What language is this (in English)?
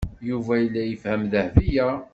Kabyle